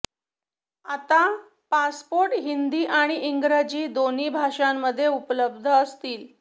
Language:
Marathi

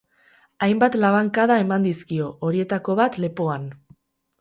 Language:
Basque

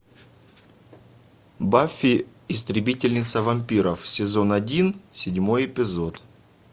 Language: Russian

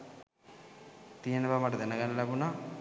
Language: Sinhala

